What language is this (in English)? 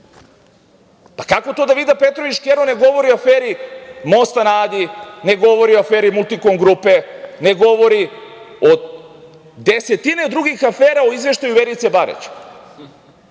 Serbian